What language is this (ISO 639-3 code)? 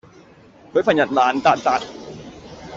yue